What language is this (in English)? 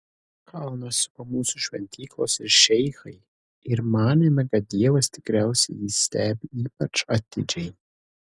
Lithuanian